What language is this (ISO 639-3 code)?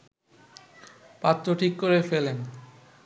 ben